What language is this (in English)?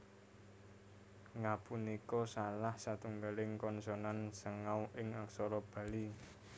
Javanese